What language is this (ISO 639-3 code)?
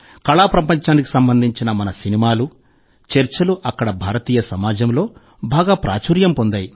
tel